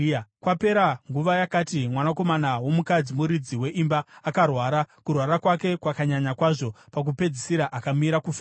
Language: Shona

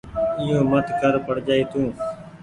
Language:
Goaria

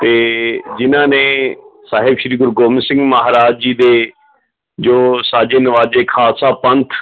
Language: Punjabi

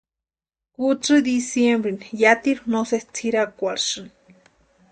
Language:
Western Highland Purepecha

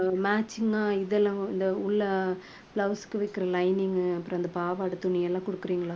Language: Tamil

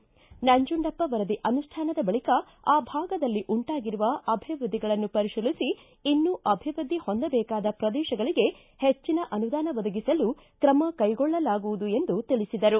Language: Kannada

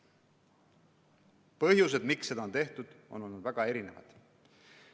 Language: Estonian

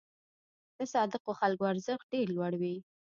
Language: Pashto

